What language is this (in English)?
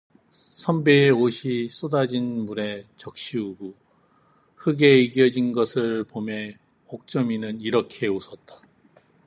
Korean